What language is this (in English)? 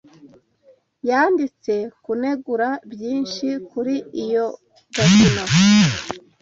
Kinyarwanda